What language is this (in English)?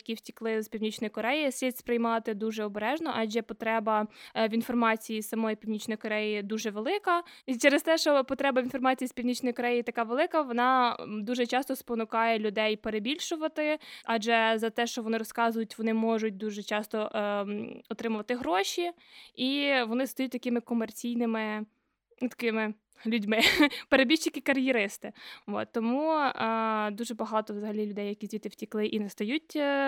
Ukrainian